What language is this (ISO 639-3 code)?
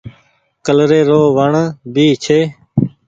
gig